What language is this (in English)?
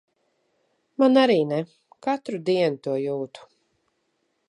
Latvian